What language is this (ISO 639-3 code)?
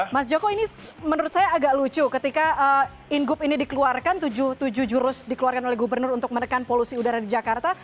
ind